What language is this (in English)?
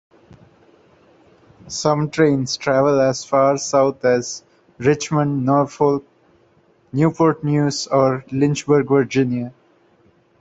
English